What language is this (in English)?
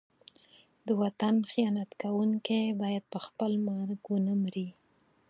Pashto